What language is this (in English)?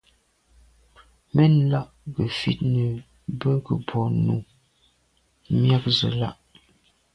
Medumba